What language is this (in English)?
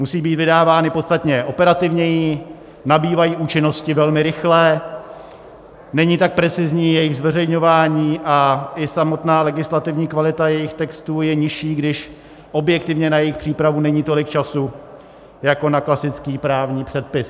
Czech